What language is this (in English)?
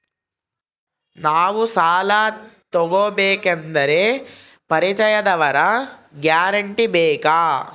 Kannada